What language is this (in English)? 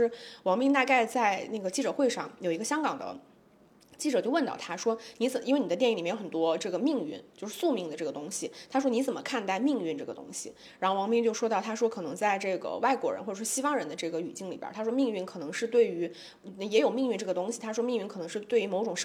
Chinese